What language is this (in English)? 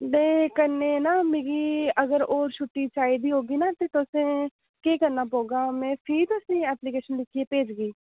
Dogri